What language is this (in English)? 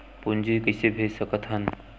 Chhattisgarhi